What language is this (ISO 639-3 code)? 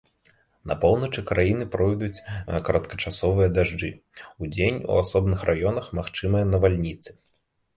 bel